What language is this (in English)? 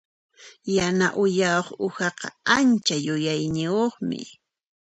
Puno Quechua